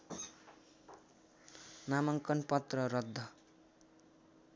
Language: Nepali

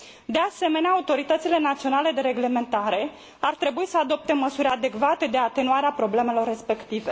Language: Romanian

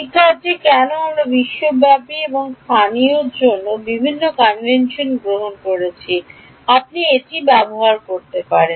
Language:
Bangla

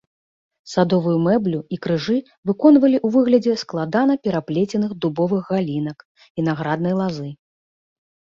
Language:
Belarusian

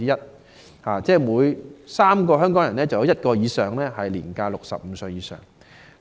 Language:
Cantonese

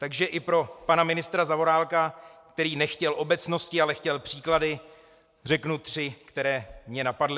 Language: Czech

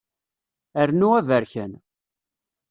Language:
Kabyle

